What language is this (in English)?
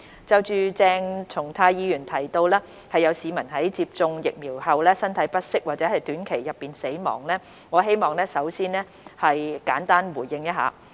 Cantonese